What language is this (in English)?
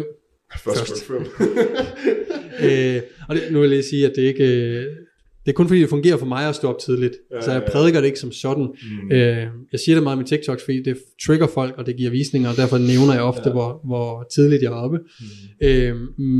Danish